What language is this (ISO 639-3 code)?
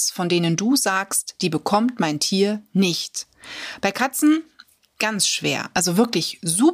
deu